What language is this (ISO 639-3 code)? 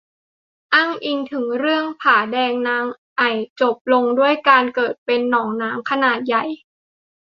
tha